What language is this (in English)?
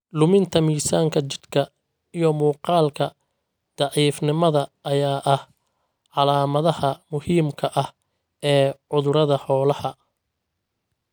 Somali